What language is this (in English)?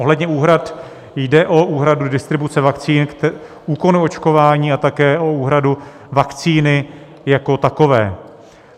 Czech